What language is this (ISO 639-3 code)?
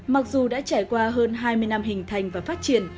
vie